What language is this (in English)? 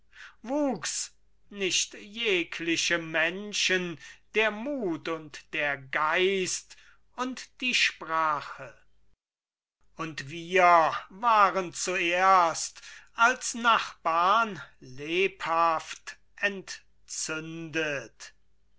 German